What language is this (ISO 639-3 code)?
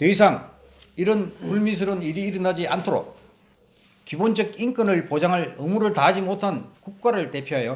kor